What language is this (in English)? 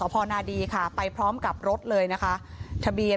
Thai